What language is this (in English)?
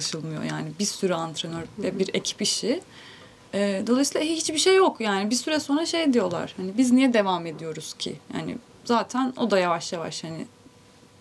Turkish